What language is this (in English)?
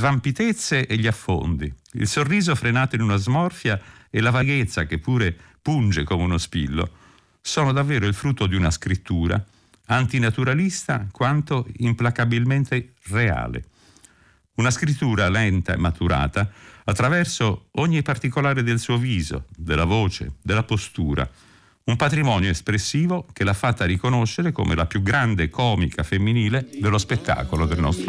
Italian